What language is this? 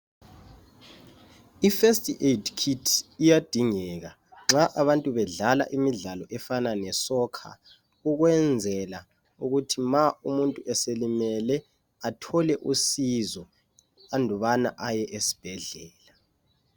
North Ndebele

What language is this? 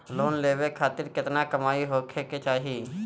Bhojpuri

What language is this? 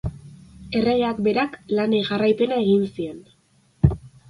Basque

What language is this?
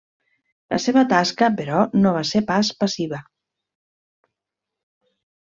Catalan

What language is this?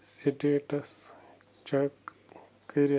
Kashmiri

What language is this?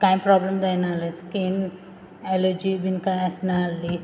Konkani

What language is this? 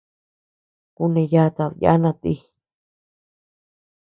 Tepeuxila Cuicatec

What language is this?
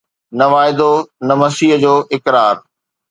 Sindhi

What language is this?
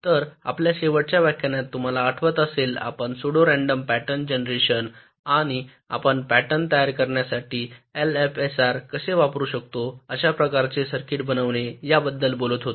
Marathi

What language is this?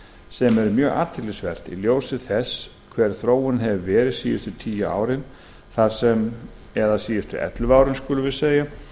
Icelandic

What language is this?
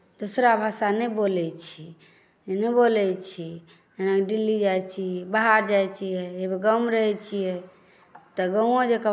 Maithili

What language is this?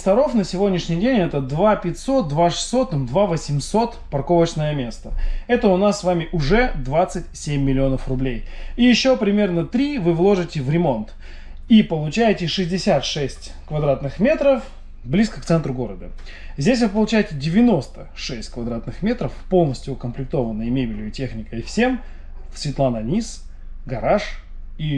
Russian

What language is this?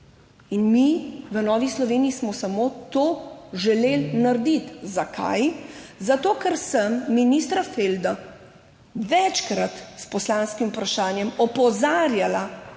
Slovenian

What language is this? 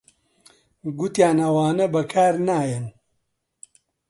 Central Kurdish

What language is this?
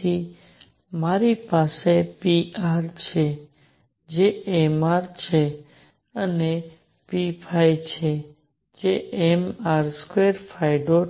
Gujarati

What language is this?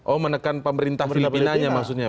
Indonesian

